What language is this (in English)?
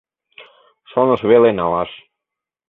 Mari